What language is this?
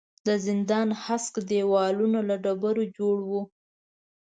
Pashto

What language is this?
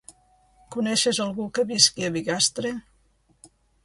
Catalan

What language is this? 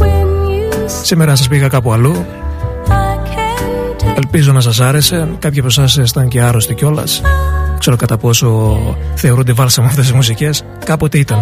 Greek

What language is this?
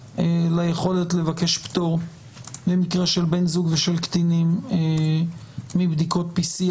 Hebrew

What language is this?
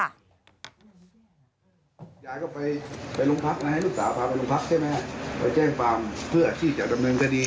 Thai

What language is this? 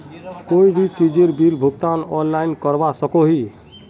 Magahi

